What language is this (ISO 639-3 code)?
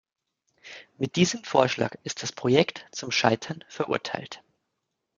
deu